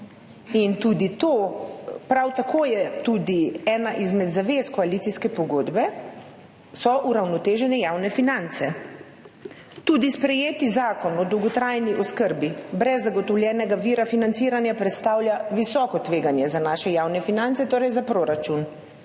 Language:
Slovenian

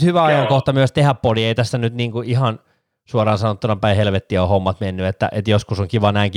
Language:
Finnish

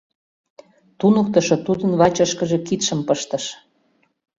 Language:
Mari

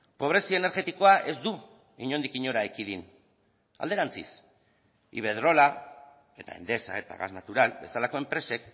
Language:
Basque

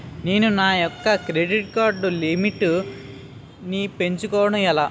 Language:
Telugu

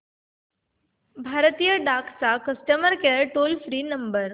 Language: Marathi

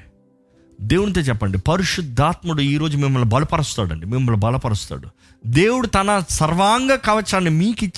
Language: Telugu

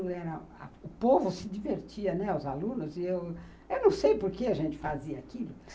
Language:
Portuguese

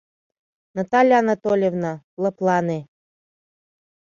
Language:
Mari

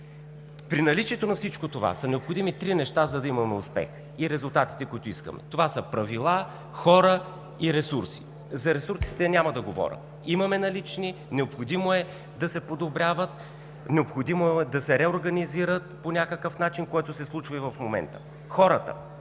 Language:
Bulgarian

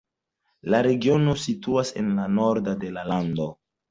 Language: Esperanto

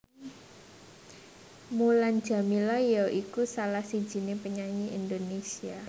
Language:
Javanese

